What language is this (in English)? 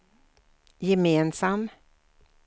Swedish